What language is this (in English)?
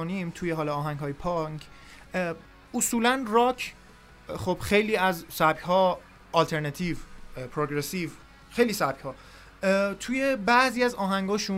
Persian